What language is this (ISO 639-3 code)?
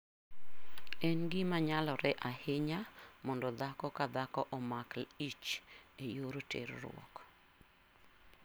luo